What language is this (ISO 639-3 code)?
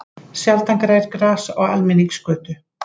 isl